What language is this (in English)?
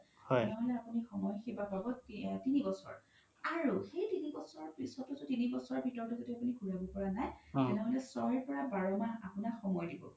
Assamese